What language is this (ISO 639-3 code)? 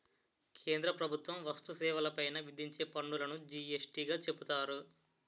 tel